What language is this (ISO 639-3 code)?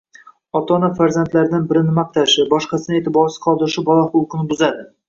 uzb